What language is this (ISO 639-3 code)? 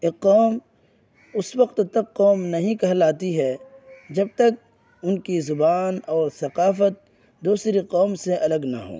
urd